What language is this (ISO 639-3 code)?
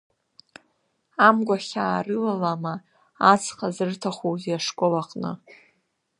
abk